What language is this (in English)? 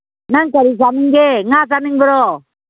Manipuri